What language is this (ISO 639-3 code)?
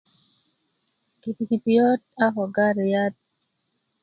ukv